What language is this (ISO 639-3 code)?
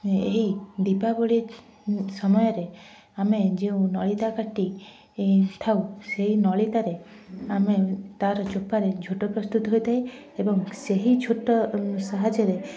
ori